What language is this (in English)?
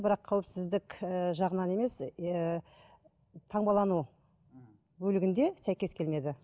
Kazakh